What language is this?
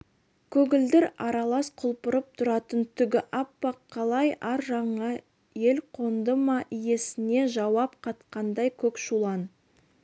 Kazakh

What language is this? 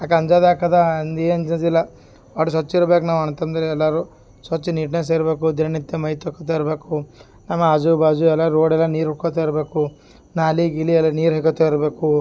Kannada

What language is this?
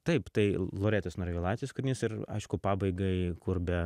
Lithuanian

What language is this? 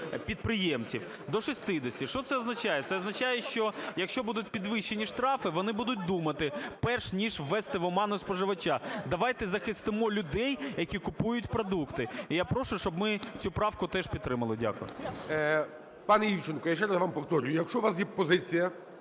Ukrainian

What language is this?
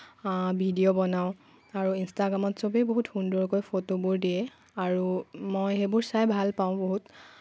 Assamese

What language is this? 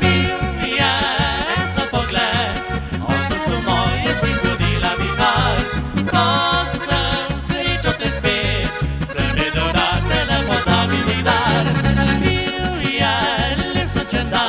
Romanian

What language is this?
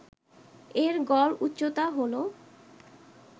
Bangla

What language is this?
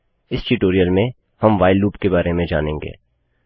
Hindi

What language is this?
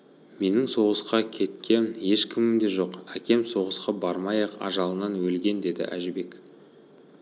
Kazakh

